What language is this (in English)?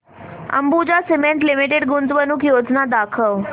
Marathi